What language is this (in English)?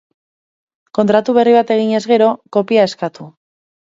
Basque